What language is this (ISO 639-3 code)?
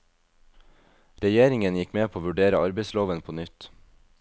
nor